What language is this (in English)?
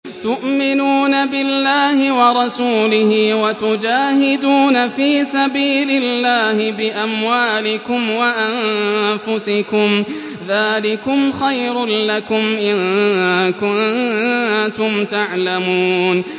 Arabic